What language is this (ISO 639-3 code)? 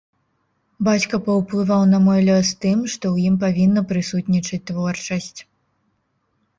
bel